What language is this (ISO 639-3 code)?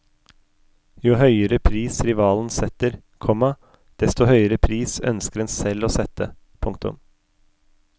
nor